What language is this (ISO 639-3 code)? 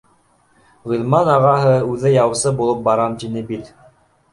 bak